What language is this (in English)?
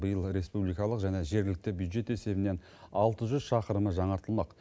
Kazakh